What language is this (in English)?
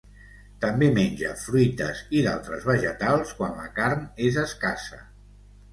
Catalan